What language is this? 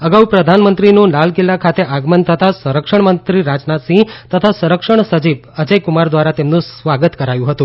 Gujarati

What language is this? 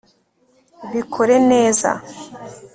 Kinyarwanda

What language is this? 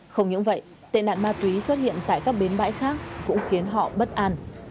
Vietnamese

